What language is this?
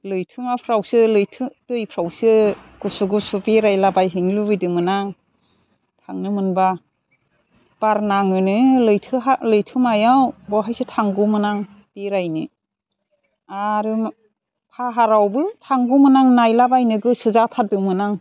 Bodo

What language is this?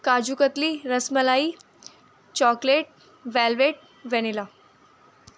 Urdu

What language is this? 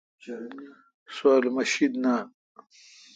Kalkoti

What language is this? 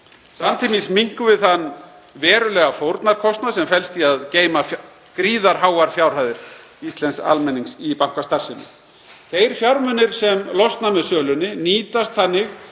Icelandic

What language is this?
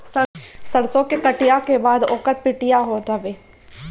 Bhojpuri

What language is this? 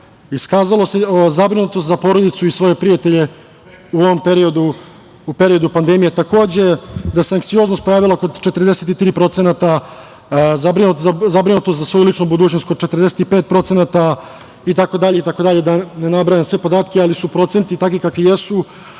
Serbian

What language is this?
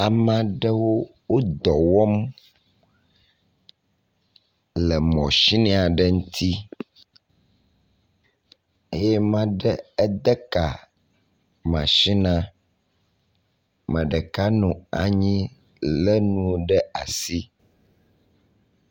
Ewe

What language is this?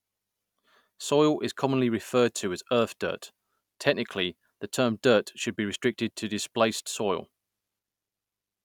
English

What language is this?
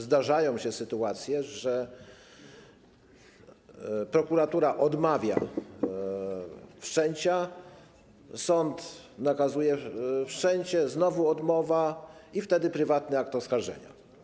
Polish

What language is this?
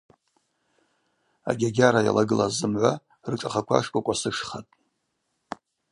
Abaza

